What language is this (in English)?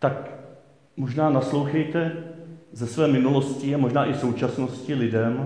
Czech